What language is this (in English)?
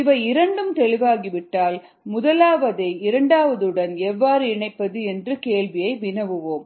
Tamil